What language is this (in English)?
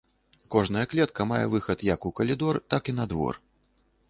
Belarusian